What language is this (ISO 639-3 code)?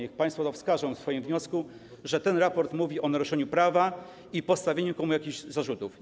pol